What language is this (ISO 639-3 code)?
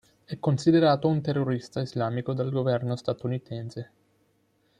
ita